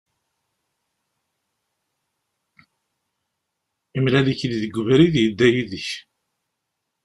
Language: Kabyle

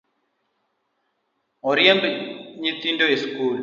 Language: Luo (Kenya and Tanzania)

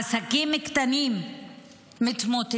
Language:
Hebrew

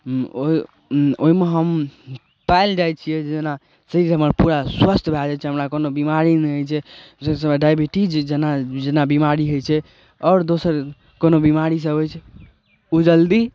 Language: Maithili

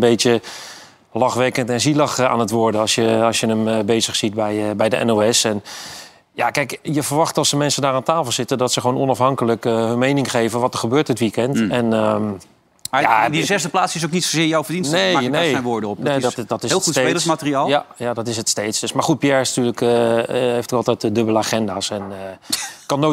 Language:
Dutch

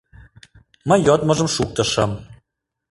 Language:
Mari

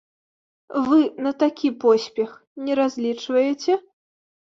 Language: Belarusian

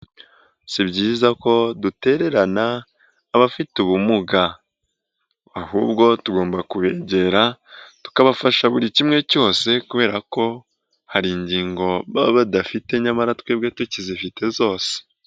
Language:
Kinyarwanda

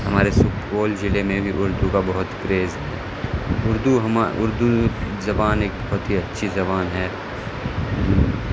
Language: Urdu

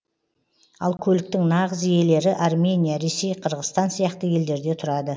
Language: Kazakh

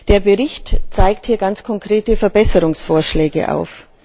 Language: German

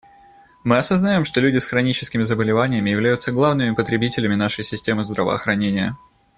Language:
Russian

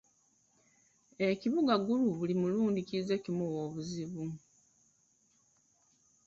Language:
Ganda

